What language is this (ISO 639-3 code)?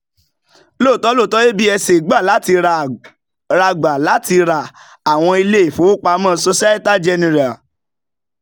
yor